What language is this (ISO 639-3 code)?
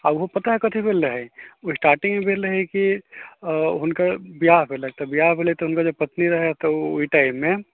mai